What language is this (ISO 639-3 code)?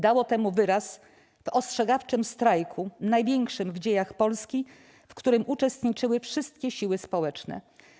pol